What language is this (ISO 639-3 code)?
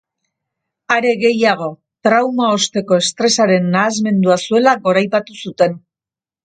eus